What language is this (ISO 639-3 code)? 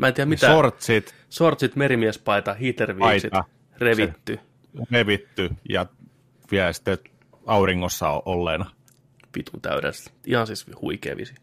fin